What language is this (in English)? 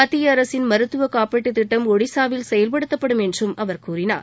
Tamil